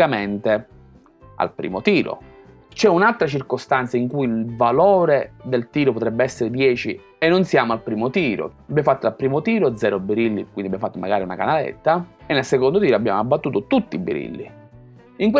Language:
Italian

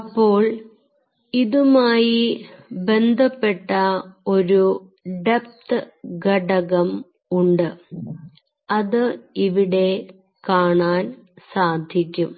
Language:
Malayalam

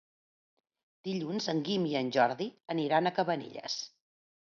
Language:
Catalan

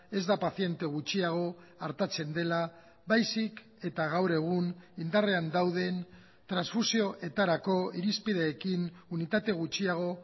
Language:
Basque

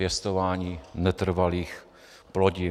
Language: Czech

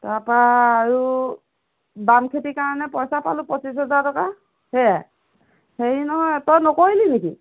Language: Assamese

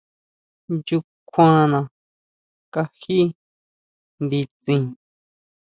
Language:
Huautla Mazatec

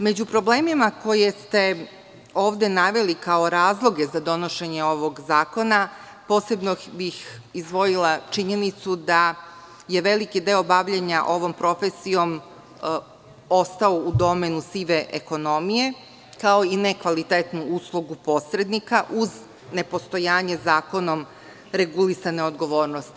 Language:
Serbian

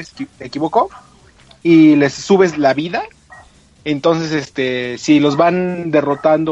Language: Spanish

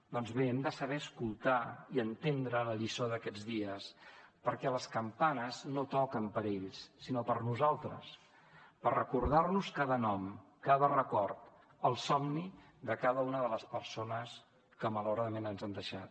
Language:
Catalan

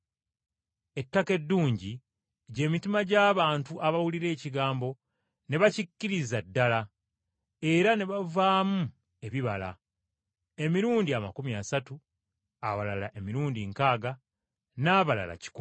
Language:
Ganda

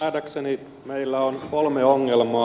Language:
Finnish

